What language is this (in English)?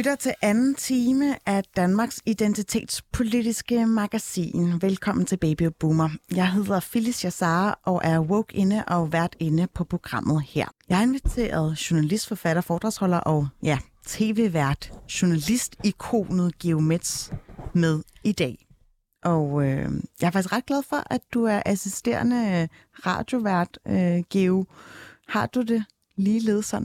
Danish